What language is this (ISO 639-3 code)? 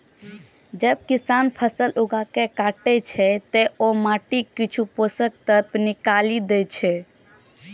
mai